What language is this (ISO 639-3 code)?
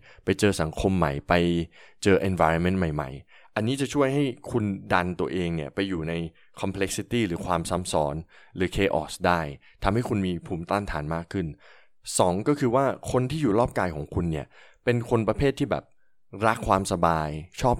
tha